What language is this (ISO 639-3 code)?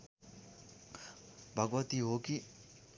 nep